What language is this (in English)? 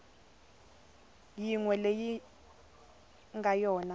Tsonga